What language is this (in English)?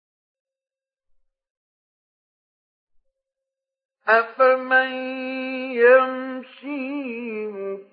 Arabic